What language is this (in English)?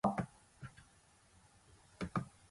Japanese